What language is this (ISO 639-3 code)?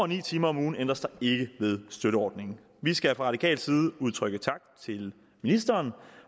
dan